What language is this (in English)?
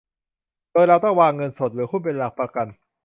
Thai